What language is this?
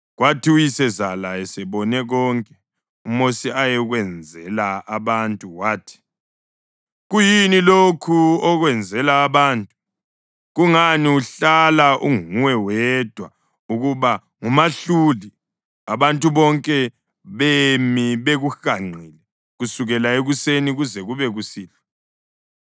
North Ndebele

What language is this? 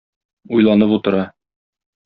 Tatar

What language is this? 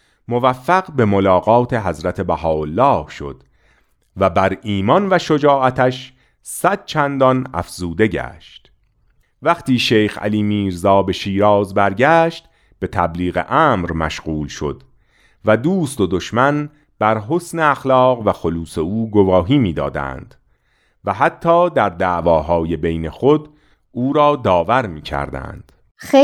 Persian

